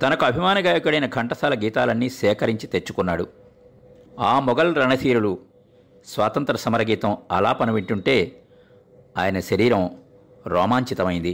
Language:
Telugu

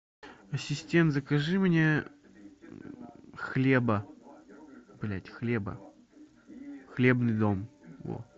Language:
Russian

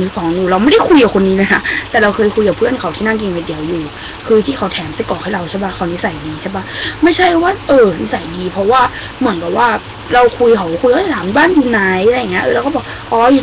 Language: Thai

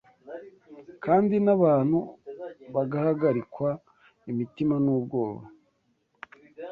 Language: Kinyarwanda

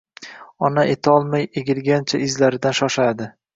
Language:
Uzbek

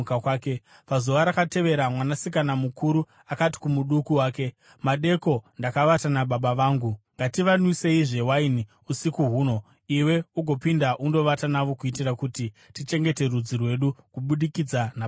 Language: Shona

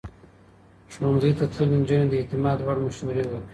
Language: Pashto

